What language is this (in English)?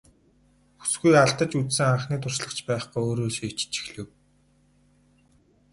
Mongolian